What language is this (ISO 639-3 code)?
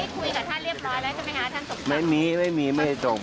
tha